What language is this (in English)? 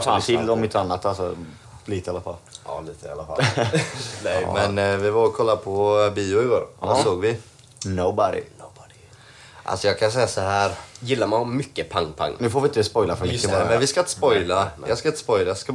Swedish